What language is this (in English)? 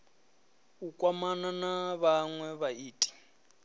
Venda